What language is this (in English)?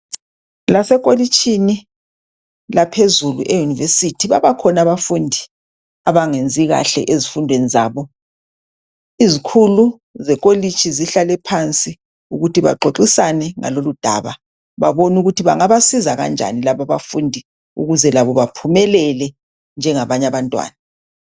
North Ndebele